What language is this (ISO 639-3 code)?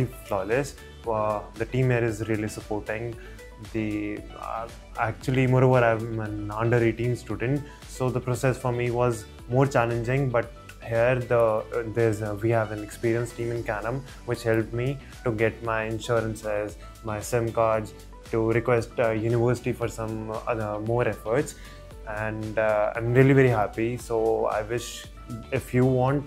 eng